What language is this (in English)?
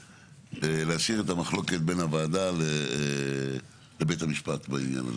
Hebrew